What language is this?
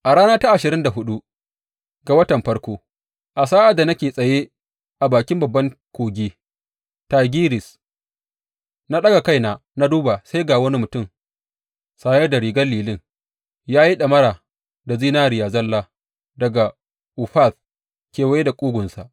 Hausa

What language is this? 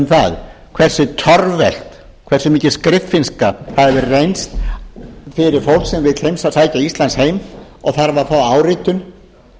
Icelandic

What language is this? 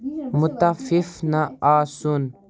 Kashmiri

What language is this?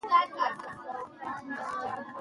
Pashto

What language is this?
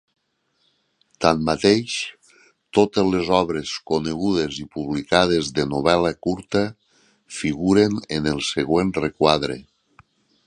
Catalan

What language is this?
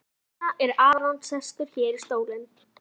Icelandic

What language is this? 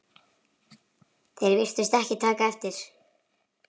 Icelandic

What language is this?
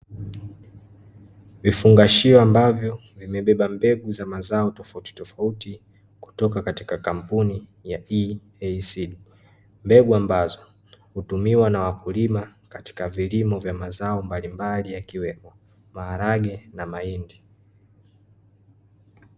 Swahili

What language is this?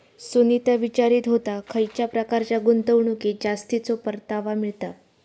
Marathi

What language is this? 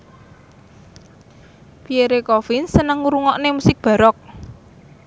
Javanese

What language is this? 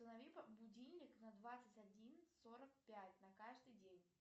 Russian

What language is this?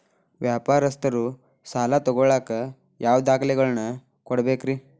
Kannada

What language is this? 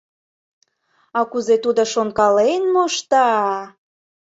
Mari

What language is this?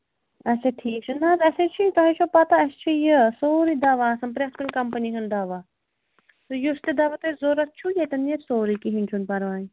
Kashmiri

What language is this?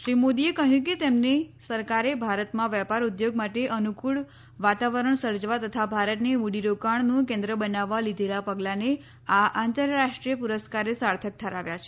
Gujarati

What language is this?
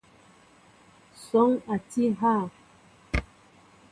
Mbo (Cameroon)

